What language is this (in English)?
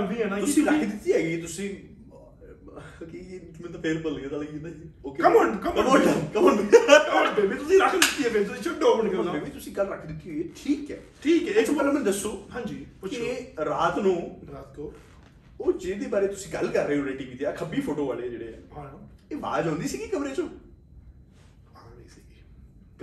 Punjabi